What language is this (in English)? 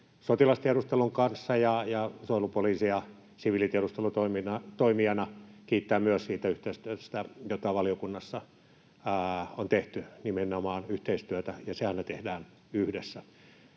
Finnish